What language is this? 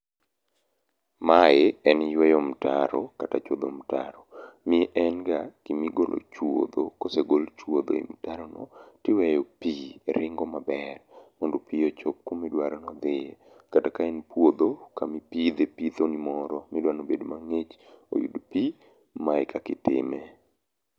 Luo (Kenya and Tanzania)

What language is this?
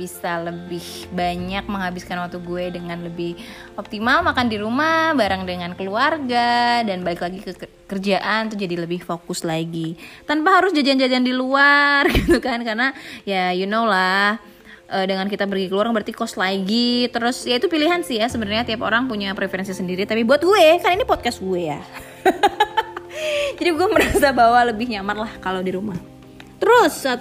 Indonesian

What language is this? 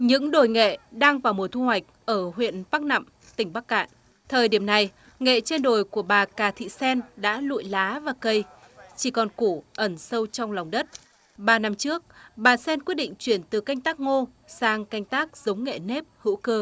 Vietnamese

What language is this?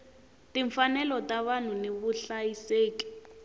Tsonga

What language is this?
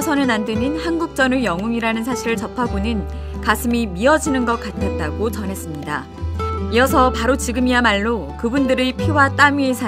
Korean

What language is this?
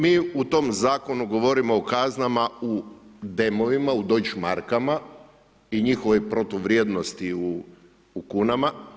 Croatian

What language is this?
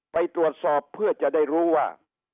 Thai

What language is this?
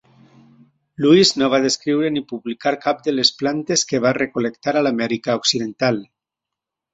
Catalan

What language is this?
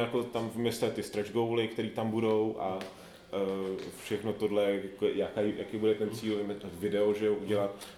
Czech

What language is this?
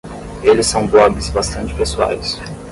Portuguese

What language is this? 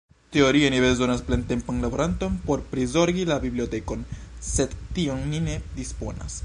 Esperanto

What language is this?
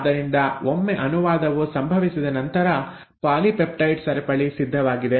Kannada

